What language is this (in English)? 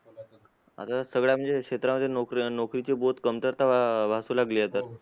Marathi